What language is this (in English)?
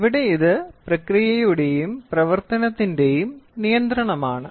Malayalam